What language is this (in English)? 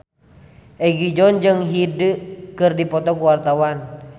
Sundanese